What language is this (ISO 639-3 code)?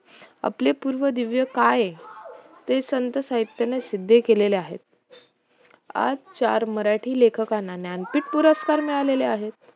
mar